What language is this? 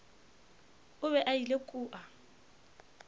Northern Sotho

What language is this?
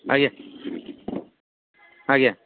Odia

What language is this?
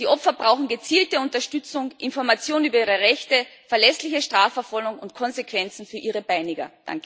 German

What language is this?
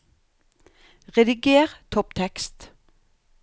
Norwegian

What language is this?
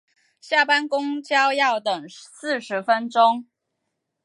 Chinese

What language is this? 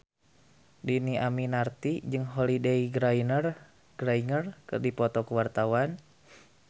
Sundanese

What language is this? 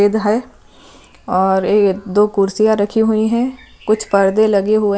Hindi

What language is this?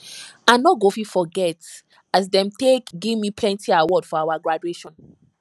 Nigerian Pidgin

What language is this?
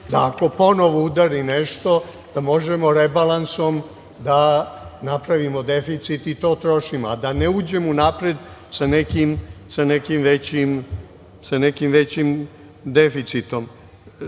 Serbian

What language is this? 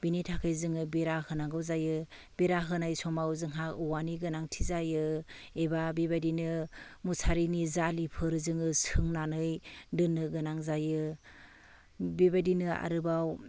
Bodo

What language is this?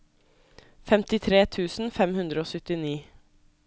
Norwegian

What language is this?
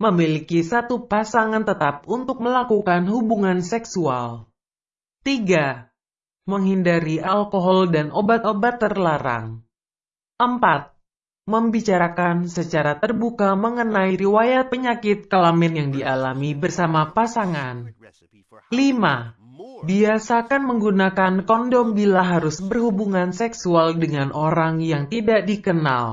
Indonesian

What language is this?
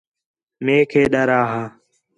Khetrani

